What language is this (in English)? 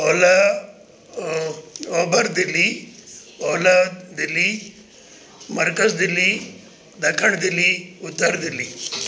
Sindhi